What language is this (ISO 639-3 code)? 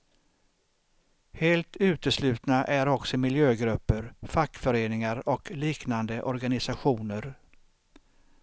swe